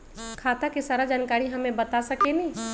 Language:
Magahi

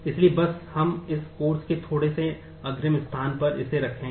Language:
Hindi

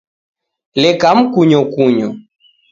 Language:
Taita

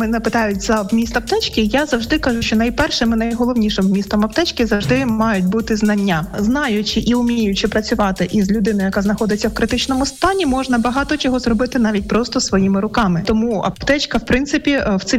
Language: Ukrainian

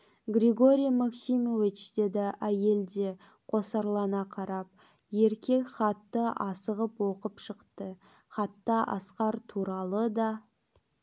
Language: Kazakh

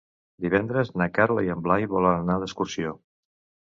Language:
Catalan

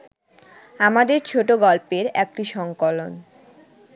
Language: Bangla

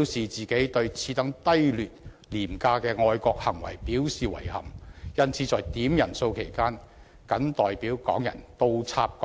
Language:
Cantonese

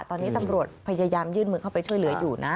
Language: Thai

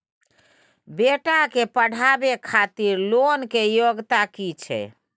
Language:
Maithili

